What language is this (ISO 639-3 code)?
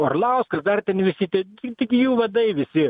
lit